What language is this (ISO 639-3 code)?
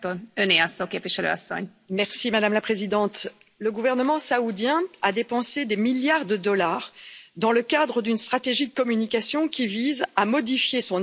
fra